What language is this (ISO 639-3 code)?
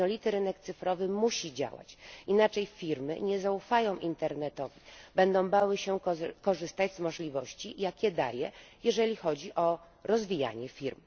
pol